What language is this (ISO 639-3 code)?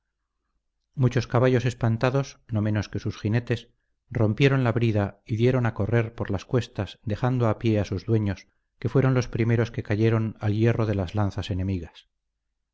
spa